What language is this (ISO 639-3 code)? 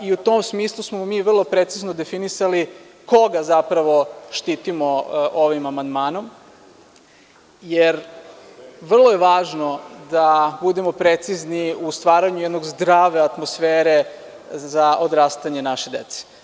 srp